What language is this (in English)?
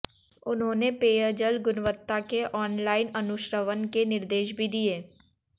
Hindi